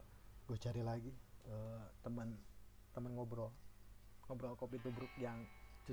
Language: Indonesian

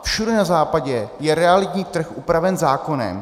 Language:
Czech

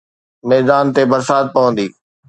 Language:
Sindhi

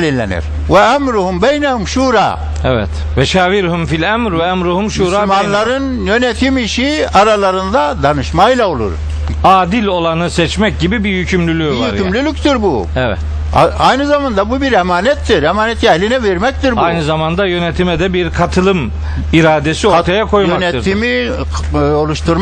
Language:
Turkish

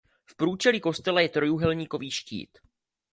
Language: Czech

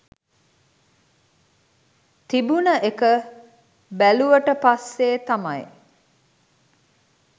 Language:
Sinhala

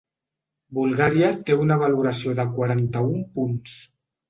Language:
Catalan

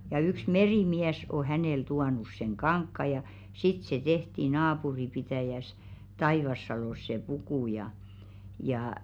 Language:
Finnish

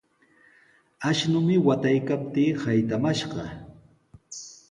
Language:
Sihuas Ancash Quechua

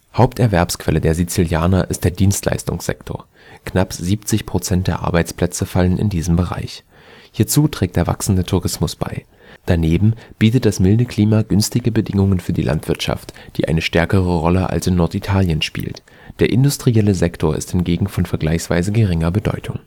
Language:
German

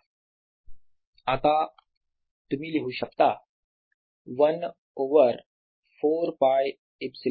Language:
Marathi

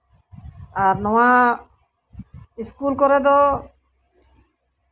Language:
Santali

